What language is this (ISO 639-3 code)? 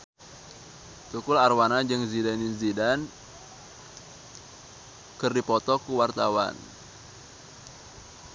sun